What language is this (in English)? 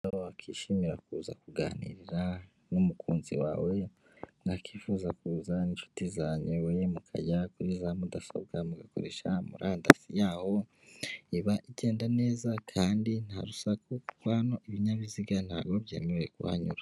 Kinyarwanda